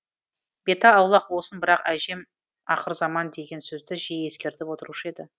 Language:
Kazakh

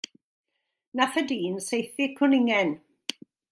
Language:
Welsh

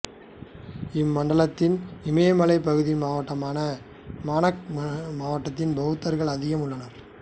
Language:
Tamil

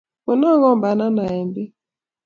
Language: Kalenjin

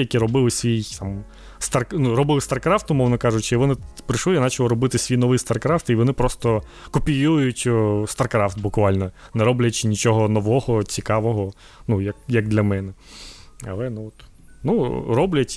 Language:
Ukrainian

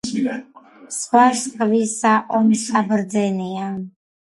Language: Georgian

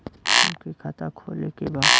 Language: Bhojpuri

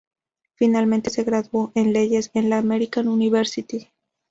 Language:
Spanish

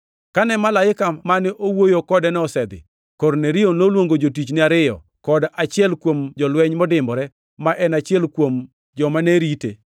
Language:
Luo (Kenya and Tanzania)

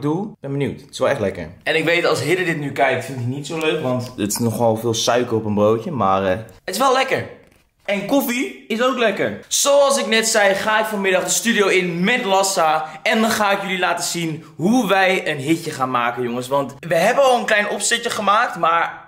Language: Dutch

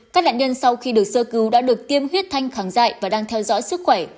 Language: Vietnamese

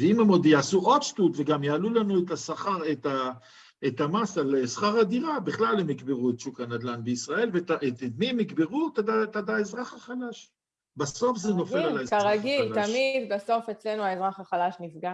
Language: Hebrew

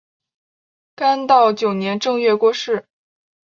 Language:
Chinese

